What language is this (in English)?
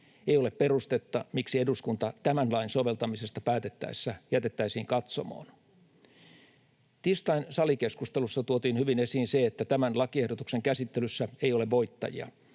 Finnish